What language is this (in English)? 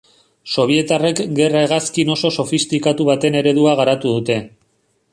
Basque